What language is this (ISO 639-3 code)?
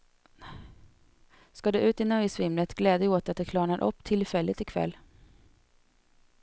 swe